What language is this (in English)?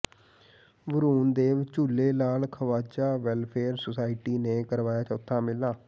Punjabi